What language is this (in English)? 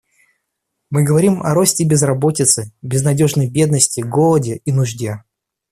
Russian